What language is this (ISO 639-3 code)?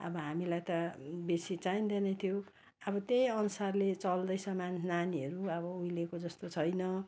nep